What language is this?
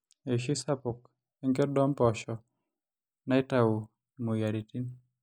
Masai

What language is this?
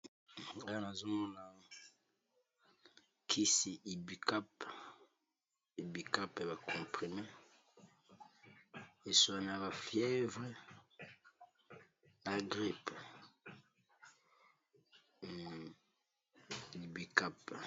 Lingala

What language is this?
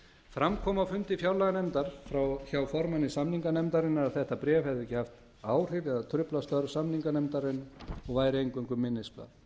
Icelandic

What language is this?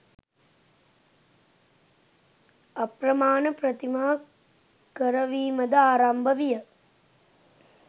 Sinhala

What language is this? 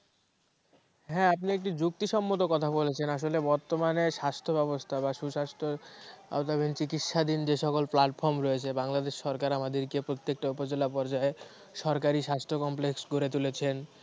Bangla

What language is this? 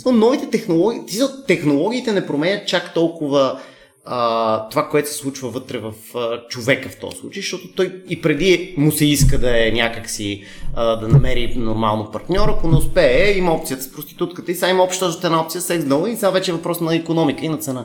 Bulgarian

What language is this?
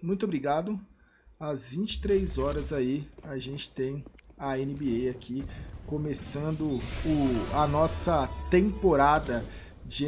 Portuguese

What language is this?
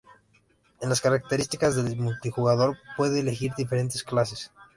Spanish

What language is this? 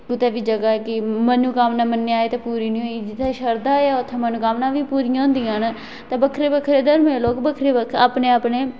Dogri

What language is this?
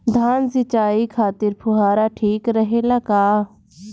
Bhojpuri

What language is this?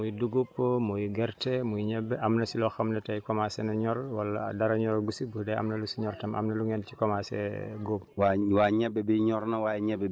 Wolof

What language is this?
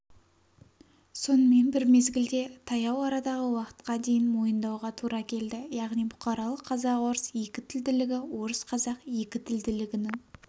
Kazakh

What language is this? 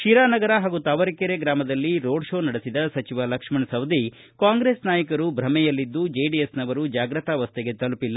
Kannada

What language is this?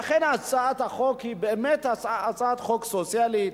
Hebrew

